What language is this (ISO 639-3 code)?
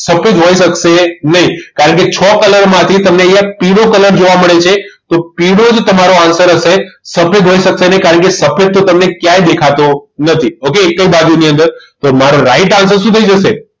guj